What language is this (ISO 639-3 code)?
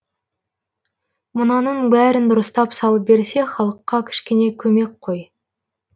kaz